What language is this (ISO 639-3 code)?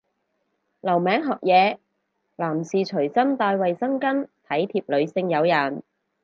yue